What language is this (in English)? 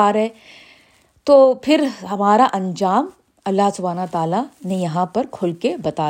Urdu